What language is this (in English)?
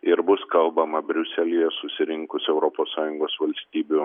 Lithuanian